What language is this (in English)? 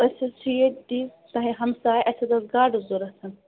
Kashmiri